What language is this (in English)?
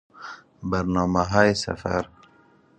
Persian